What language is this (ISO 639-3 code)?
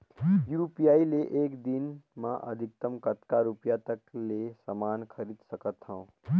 hne